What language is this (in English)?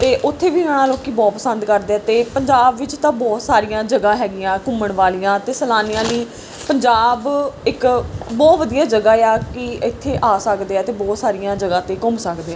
Punjabi